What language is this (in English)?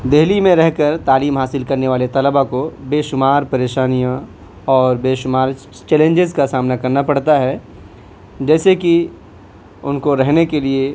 Urdu